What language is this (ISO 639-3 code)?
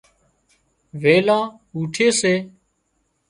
kxp